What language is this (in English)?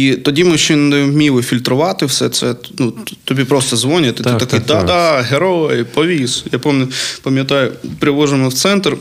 Ukrainian